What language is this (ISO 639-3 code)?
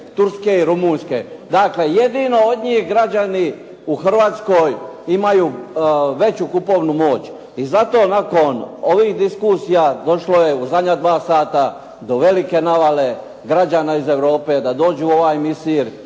hrv